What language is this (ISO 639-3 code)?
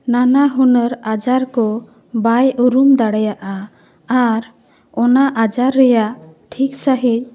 sat